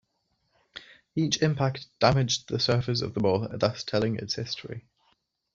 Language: English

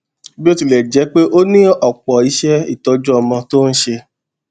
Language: Yoruba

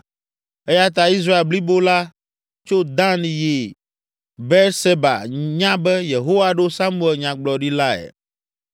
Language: Ewe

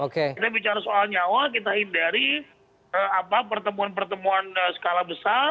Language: Indonesian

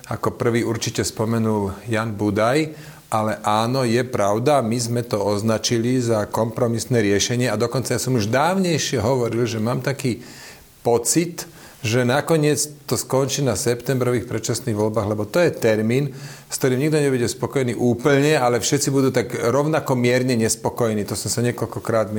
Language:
Slovak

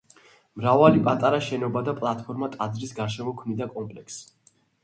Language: Georgian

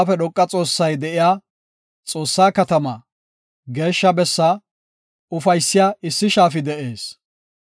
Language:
Gofa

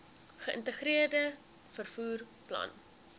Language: Afrikaans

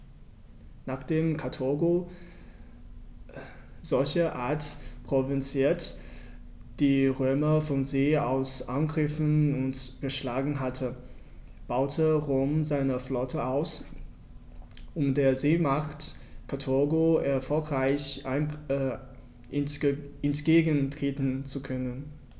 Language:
German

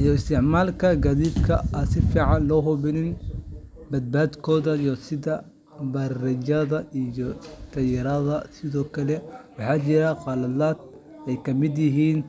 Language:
Somali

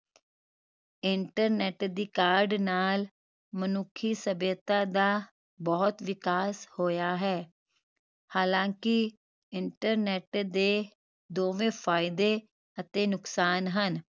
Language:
Punjabi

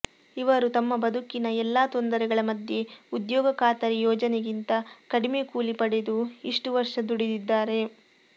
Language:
Kannada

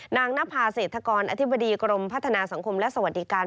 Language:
Thai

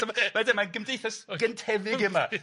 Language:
Welsh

